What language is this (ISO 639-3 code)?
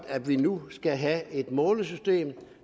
dan